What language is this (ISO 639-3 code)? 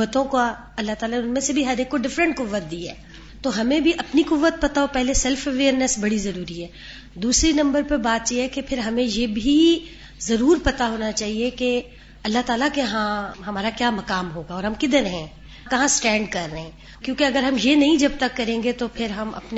urd